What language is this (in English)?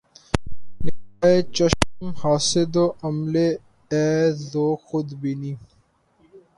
Urdu